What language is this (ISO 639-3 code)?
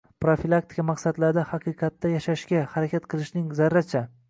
uzb